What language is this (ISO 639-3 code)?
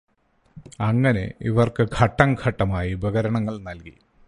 mal